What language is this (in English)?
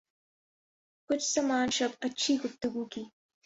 Urdu